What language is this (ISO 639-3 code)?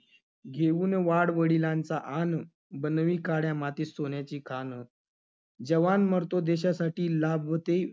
mar